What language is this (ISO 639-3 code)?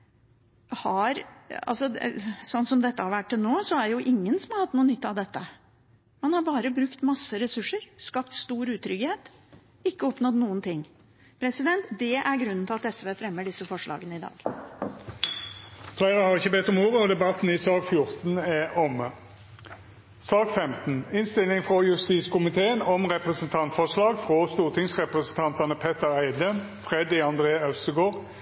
nor